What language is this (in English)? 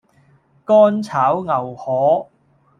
Cantonese